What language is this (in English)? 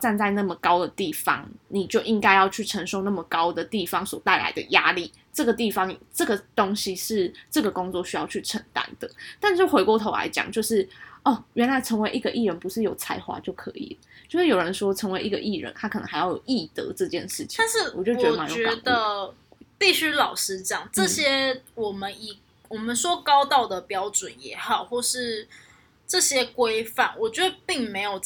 Chinese